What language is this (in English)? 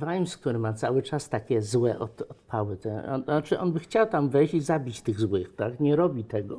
Polish